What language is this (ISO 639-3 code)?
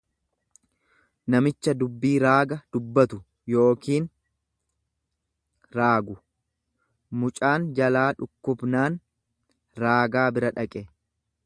orm